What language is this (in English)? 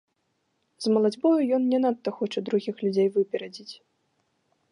Belarusian